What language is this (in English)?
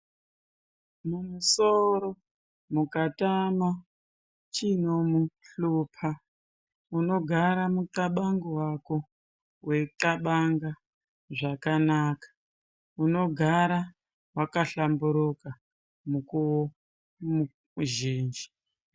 Ndau